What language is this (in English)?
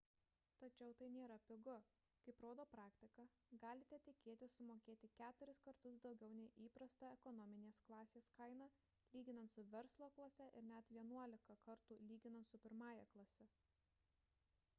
Lithuanian